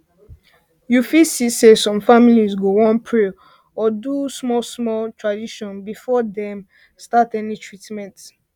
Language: Nigerian Pidgin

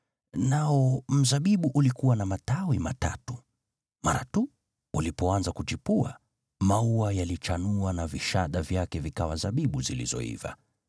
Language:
Swahili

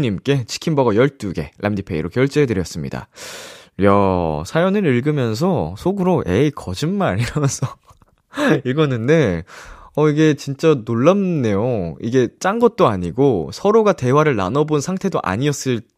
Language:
Korean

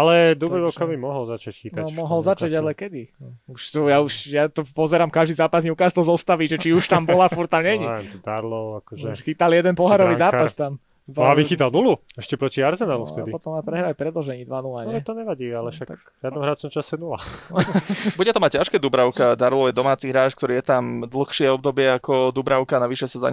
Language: Slovak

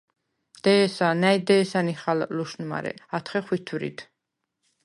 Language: Svan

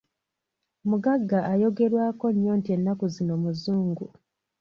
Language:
Ganda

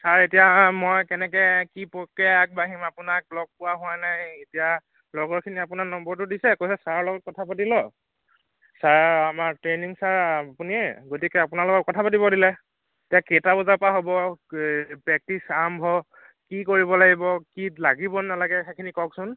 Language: Assamese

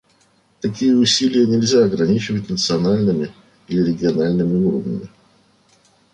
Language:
Russian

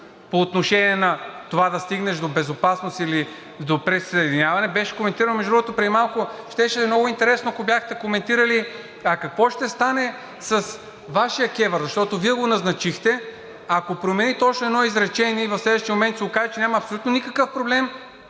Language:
Bulgarian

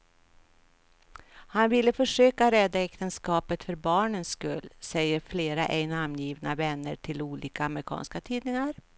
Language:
Swedish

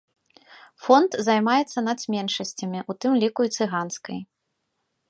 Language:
Belarusian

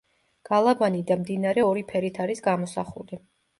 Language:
Georgian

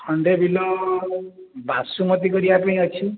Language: Odia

